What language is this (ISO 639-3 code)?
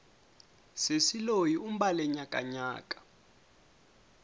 tso